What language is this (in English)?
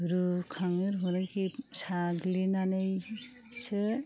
Bodo